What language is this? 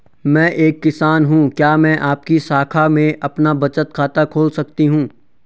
Hindi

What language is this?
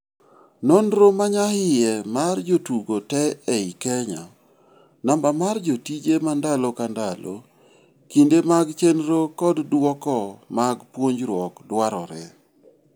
Luo (Kenya and Tanzania)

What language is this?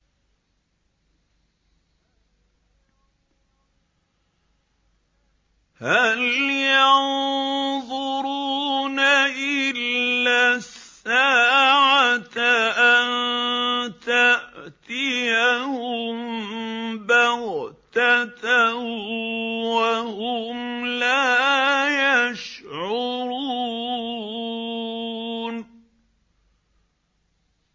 Arabic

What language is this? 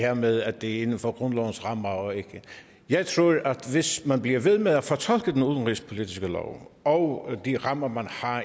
Danish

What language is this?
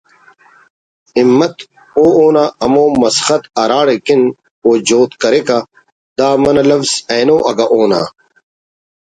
Brahui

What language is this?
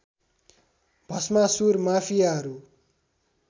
Nepali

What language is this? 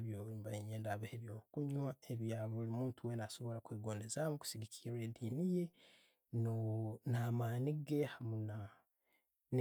Tooro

